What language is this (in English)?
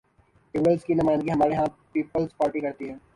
Urdu